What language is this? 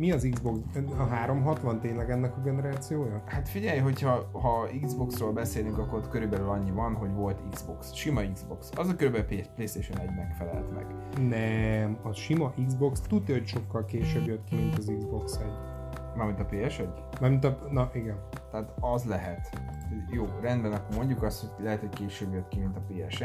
Hungarian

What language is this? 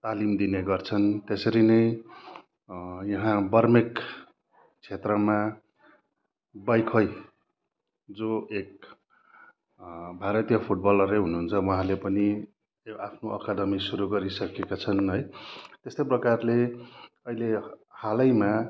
Nepali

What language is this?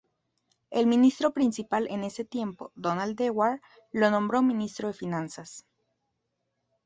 Spanish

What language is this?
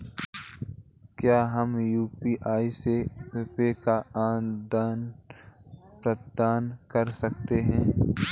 Hindi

